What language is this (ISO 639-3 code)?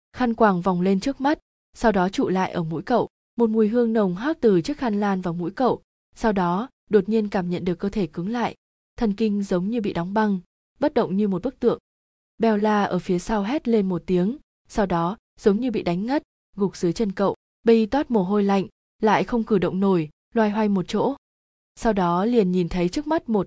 vie